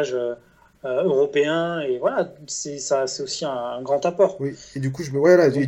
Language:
French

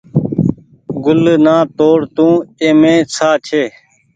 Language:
Goaria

